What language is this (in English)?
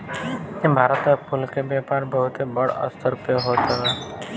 Bhojpuri